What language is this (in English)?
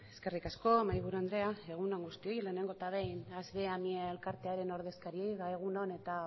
Basque